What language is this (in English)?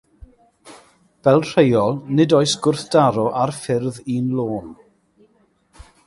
Welsh